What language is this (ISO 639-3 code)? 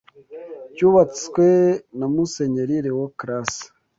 kin